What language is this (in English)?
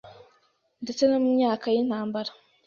Kinyarwanda